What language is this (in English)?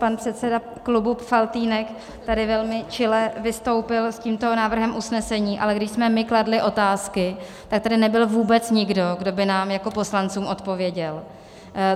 Czech